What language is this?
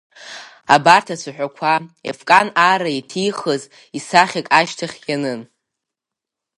Abkhazian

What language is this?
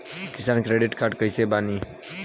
Bhojpuri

